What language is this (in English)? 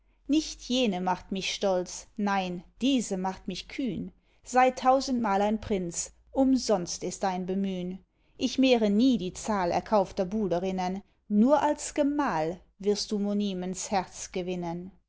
German